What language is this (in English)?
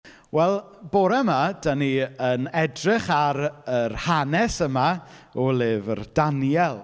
Welsh